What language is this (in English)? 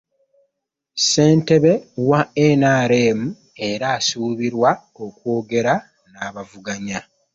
Ganda